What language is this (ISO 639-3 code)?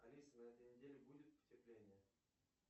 rus